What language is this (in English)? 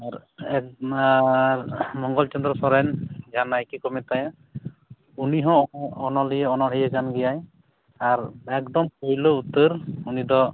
Santali